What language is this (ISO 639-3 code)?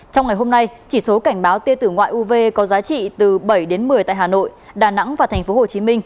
vie